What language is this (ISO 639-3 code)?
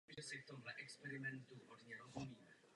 ces